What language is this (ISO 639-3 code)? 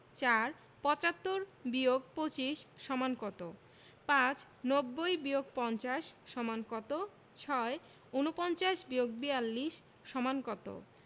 ben